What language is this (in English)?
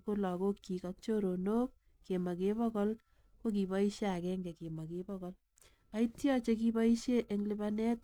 Kalenjin